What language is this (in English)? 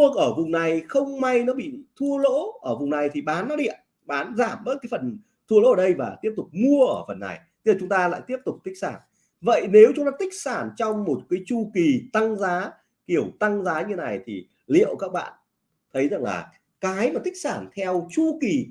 Vietnamese